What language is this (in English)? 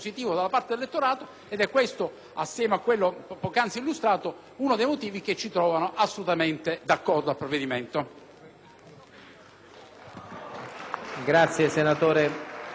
Italian